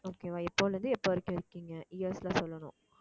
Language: Tamil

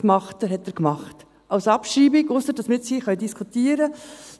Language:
Swiss German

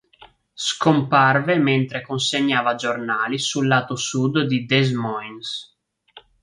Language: Italian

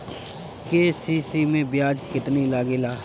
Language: Bhojpuri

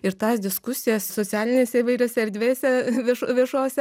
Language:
Lithuanian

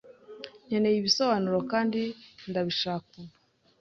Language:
Kinyarwanda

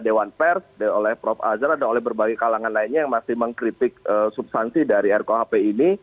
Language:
Indonesian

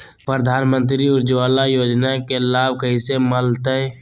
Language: Magahi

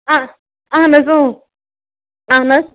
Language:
Kashmiri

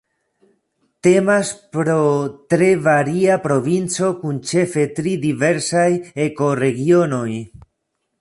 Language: Esperanto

